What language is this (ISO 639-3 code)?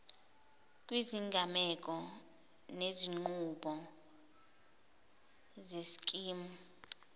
zul